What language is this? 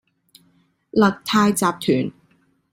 Cantonese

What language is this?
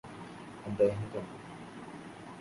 Malayalam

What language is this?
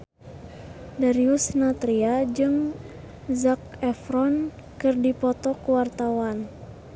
Sundanese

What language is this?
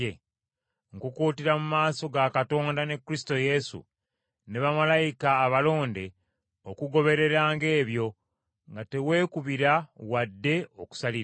Ganda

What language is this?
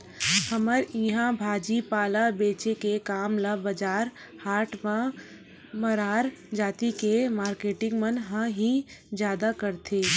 Chhattisgarhi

